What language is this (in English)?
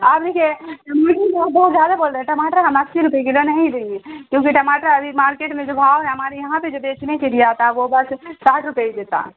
Urdu